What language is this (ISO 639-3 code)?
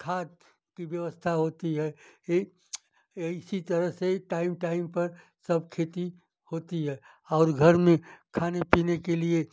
hin